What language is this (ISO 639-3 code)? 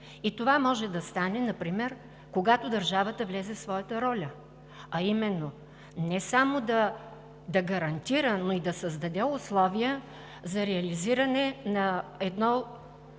bul